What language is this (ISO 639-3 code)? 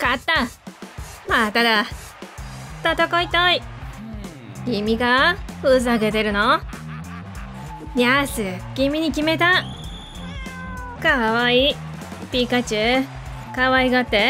jpn